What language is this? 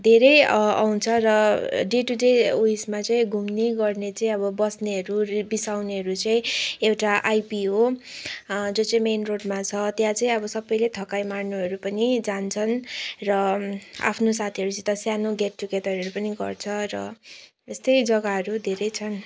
Nepali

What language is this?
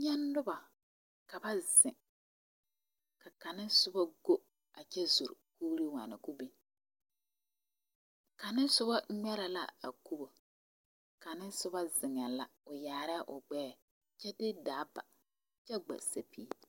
Southern Dagaare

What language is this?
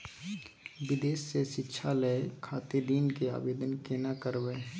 Maithili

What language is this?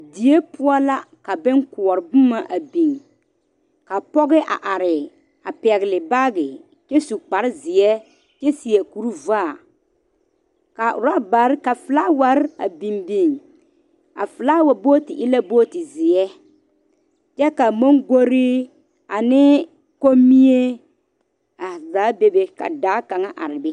Southern Dagaare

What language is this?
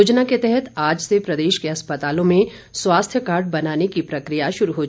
Hindi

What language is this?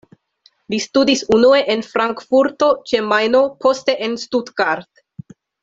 Esperanto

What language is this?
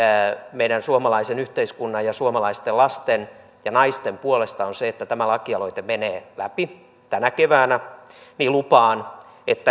Finnish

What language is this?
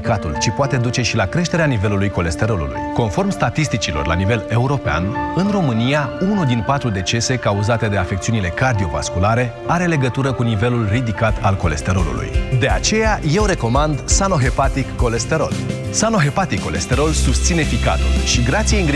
Romanian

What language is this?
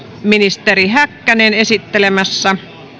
Finnish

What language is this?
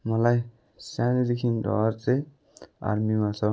Nepali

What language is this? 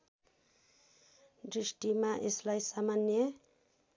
Nepali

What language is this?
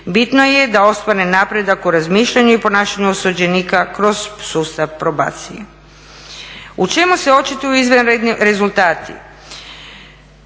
Croatian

